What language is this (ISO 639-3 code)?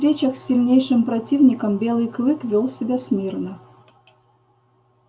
rus